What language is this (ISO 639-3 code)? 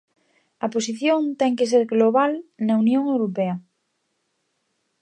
glg